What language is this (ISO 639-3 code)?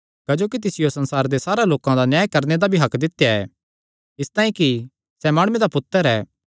xnr